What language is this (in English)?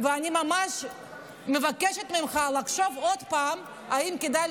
Hebrew